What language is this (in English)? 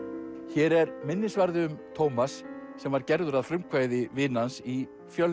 Icelandic